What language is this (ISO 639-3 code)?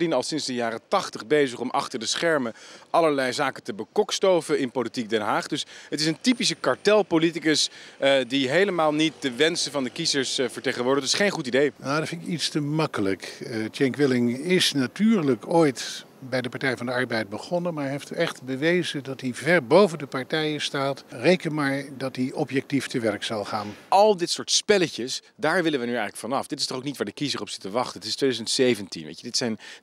nld